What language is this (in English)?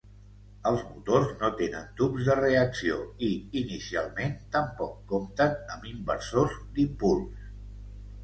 Catalan